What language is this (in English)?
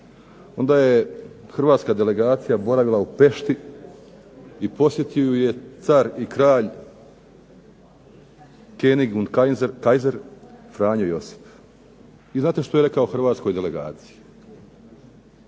Croatian